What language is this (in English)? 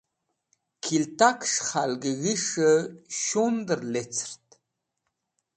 Wakhi